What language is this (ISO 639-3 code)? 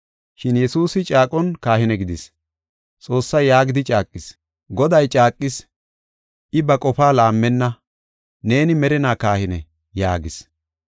gof